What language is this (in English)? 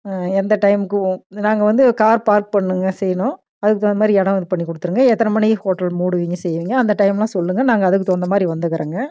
Tamil